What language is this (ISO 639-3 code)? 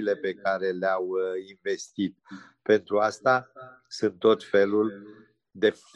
ron